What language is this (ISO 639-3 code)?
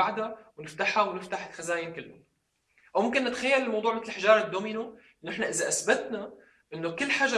ara